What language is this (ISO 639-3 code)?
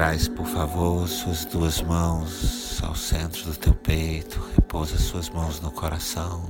por